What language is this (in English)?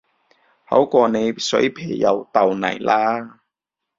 Cantonese